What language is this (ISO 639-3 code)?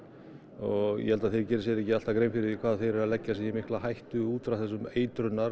isl